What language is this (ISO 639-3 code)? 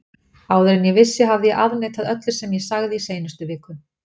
isl